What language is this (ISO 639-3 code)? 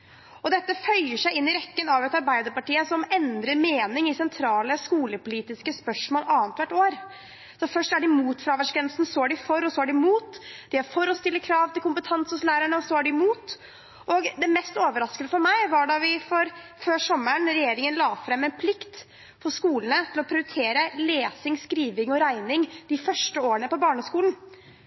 nob